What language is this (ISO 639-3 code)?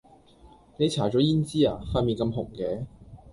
yue